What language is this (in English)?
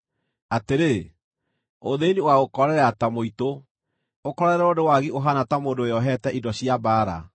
Kikuyu